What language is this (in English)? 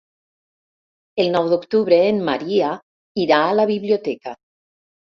Catalan